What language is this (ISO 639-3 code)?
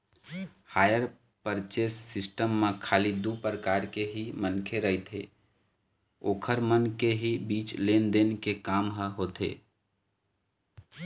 hne